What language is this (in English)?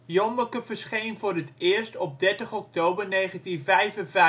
Dutch